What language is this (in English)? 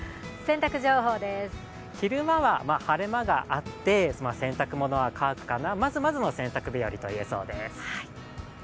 Japanese